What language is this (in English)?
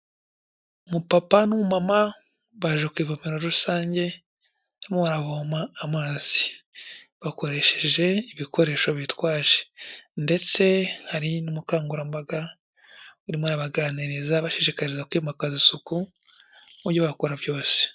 Kinyarwanda